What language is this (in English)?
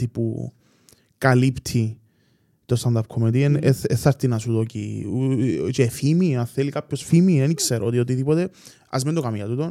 Greek